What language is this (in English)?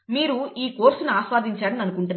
Telugu